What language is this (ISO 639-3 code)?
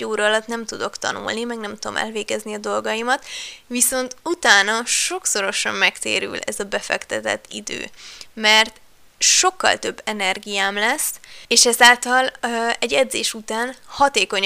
hun